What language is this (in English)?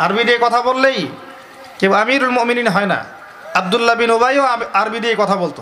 Bangla